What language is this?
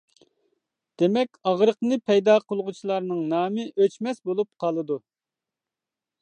Uyghur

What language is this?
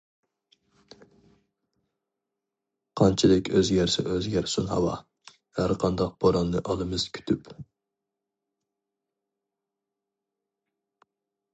Uyghur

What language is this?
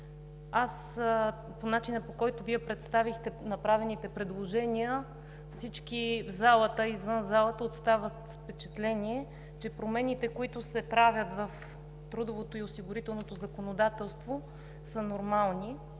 Bulgarian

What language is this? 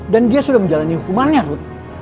Indonesian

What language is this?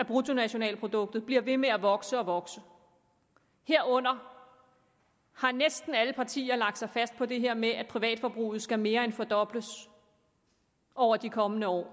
Danish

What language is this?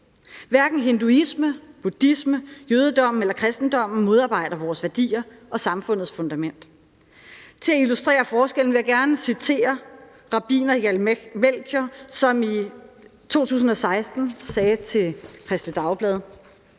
Danish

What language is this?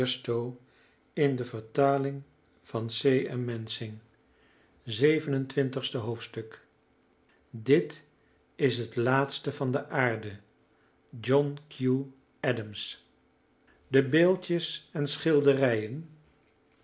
Dutch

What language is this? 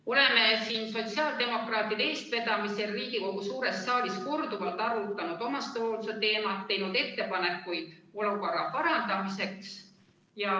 Estonian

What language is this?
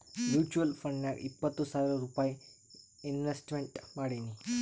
Kannada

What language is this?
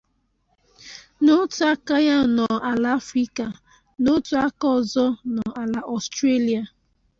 Igbo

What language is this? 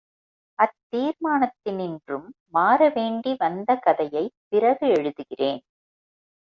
Tamil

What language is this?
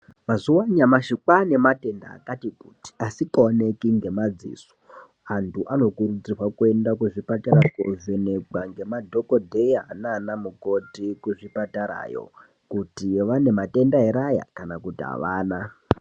Ndau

